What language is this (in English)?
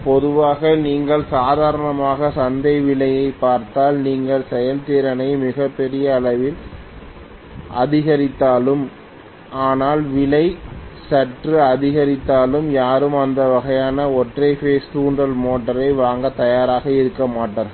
Tamil